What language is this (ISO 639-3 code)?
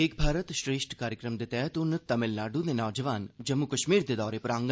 doi